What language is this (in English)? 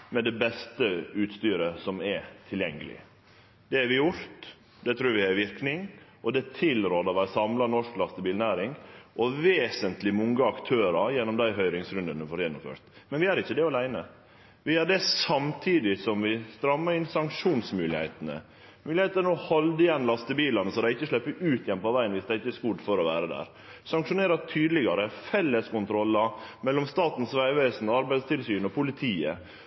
Norwegian Nynorsk